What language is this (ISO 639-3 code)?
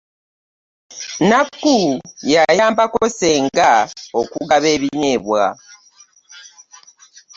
lug